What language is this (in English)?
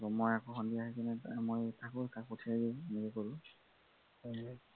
Assamese